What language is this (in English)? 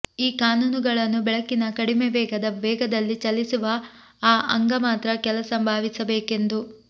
Kannada